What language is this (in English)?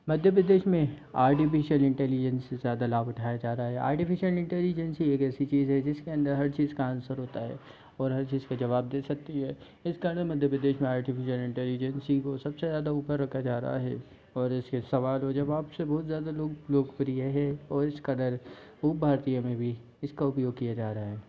Hindi